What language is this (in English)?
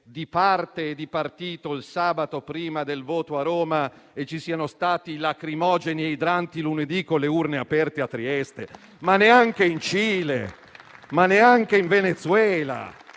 Italian